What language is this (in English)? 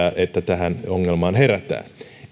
Finnish